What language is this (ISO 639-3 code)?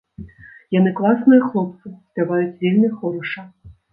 bel